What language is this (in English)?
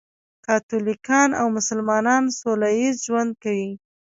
Pashto